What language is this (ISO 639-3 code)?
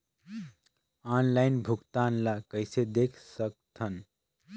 hne